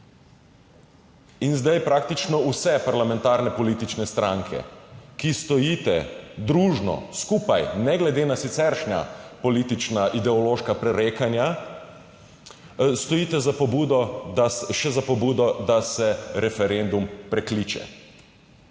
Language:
Slovenian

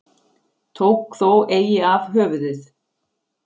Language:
Icelandic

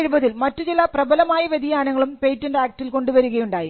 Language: Malayalam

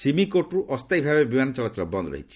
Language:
Odia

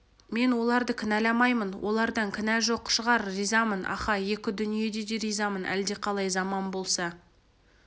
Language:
Kazakh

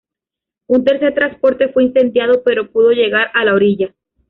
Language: Spanish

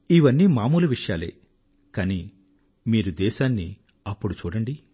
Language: Telugu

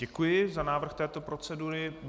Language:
Czech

